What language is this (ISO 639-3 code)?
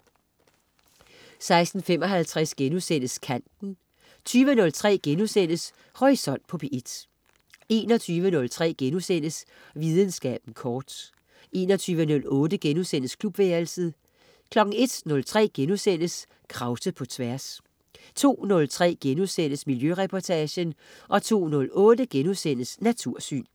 dan